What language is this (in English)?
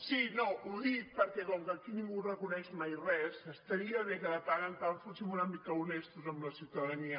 Catalan